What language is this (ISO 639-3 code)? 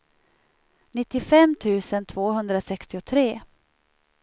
swe